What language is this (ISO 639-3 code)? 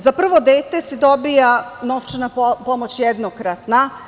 srp